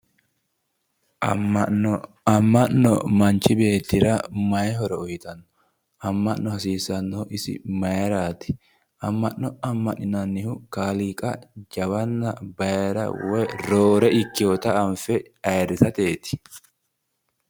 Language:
Sidamo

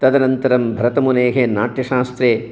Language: Sanskrit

